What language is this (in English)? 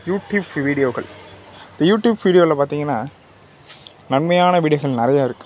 Tamil